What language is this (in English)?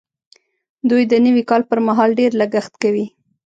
Pashto